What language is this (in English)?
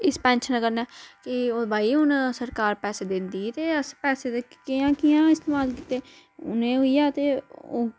Dogri